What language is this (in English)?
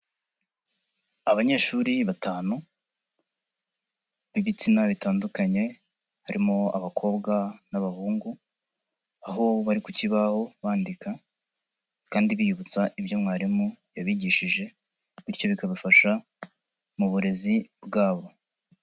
Kinyarwanda